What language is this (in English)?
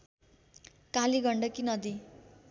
Nepali